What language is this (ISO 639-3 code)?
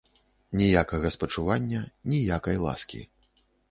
bel